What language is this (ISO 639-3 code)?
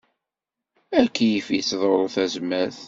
kab